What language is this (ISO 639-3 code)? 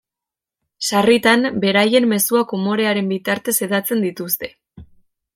eus